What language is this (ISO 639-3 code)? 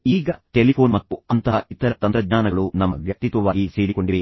kan